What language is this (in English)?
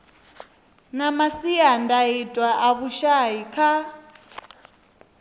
Venda